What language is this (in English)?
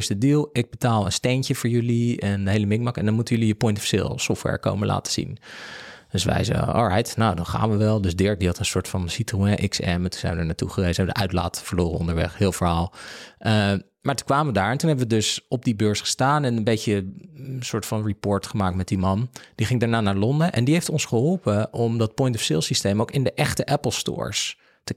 Dutch